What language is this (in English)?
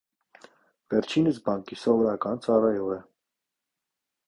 Armenian